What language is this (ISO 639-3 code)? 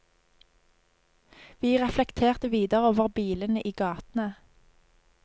nor